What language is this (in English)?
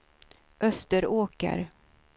Swedish